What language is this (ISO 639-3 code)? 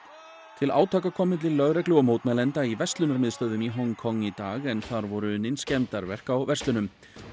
isl